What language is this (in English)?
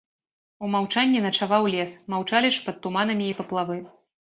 Belarusian